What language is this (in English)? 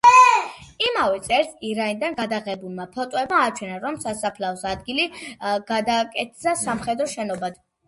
Georgian